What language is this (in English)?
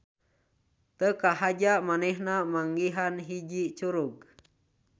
Sundanese